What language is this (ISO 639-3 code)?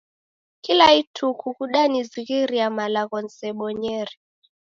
dav